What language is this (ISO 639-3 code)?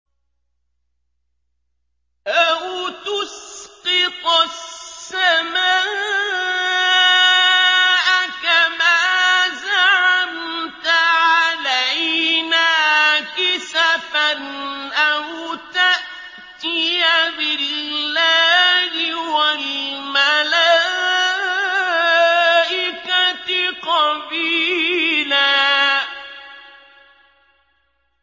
ara